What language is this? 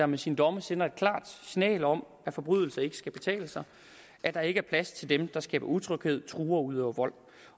Danish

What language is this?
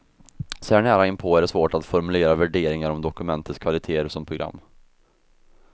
Swedish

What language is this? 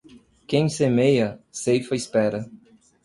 Portuguese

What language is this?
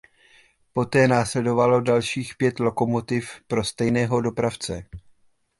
Czech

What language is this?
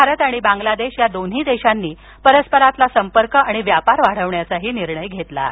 Marathi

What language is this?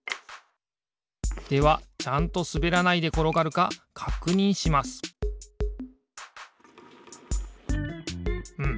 Japanese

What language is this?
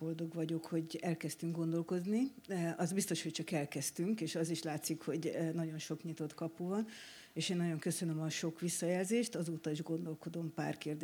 Hungarian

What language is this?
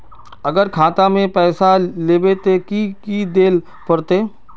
Magahi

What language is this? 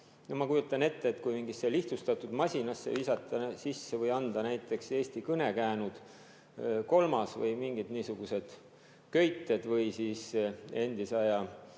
Estonian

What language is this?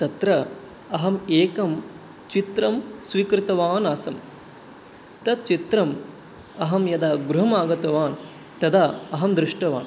Sanskrit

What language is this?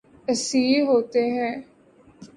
Urdu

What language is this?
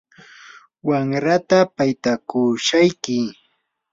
Yanahuanca Pasco Quechua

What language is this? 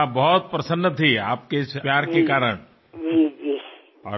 Telugu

